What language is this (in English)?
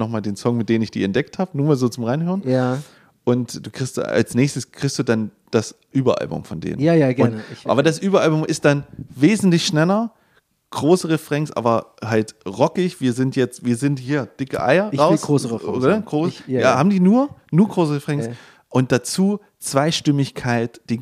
German